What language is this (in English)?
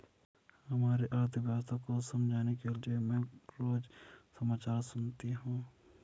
Hindi